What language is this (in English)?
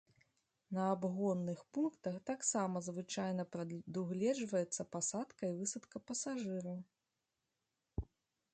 Belarusian